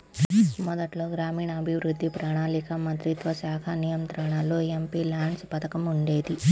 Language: Telugu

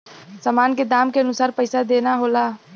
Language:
Bhojpuri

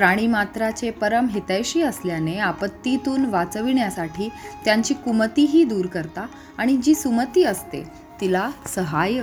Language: Marathi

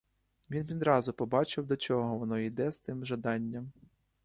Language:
Ukrainian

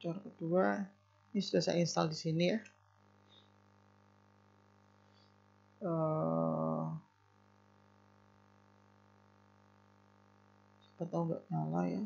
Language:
Indonesian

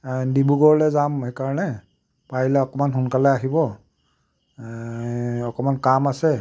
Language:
Assamese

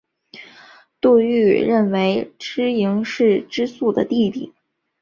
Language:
Chinese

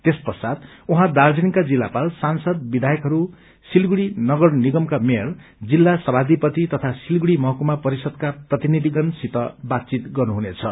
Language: Nepali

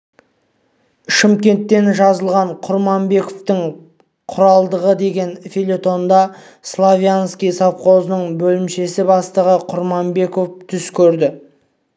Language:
Kazakh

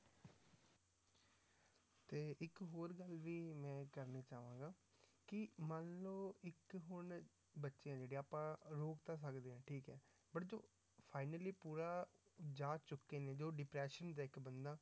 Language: Punjabi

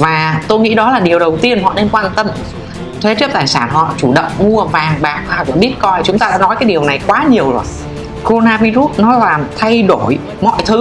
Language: Vietnamese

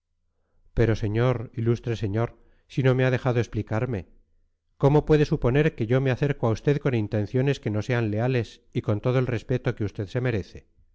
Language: Spanish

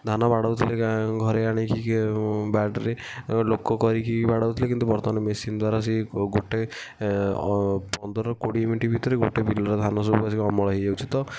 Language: Odia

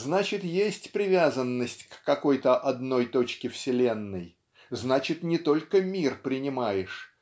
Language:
Russian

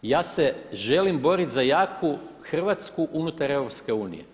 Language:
Croatian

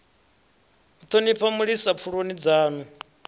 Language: Venda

